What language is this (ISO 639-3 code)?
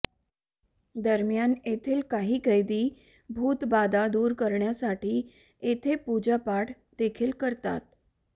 mar